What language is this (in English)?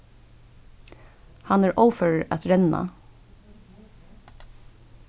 Faroese